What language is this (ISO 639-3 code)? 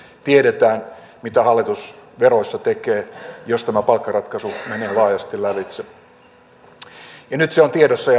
fin